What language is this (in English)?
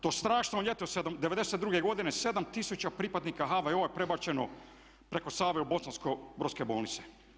Croatian